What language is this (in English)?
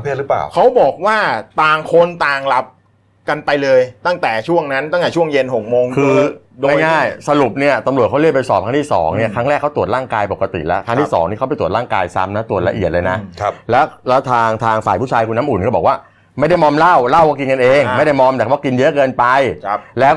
Thai